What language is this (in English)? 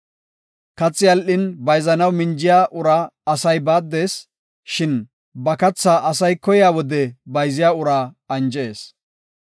Gofa